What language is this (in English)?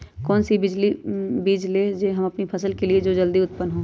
Magahi